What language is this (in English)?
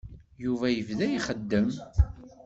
Kabyle